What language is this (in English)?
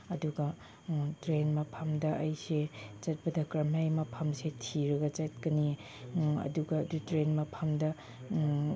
Manipuri